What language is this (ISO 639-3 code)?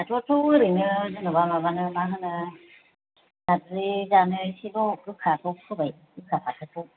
brx